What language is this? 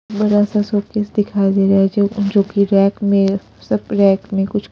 Hindi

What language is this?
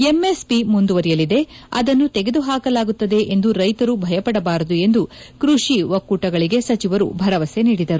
Kannada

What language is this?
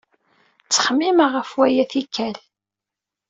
Kabyle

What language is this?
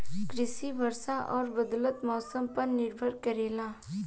Bhojpuri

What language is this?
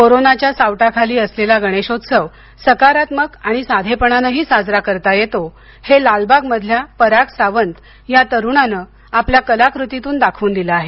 Marathi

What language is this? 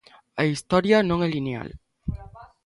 Galician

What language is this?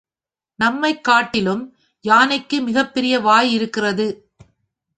Tamil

